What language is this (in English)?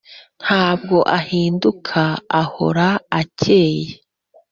Kinyarwanda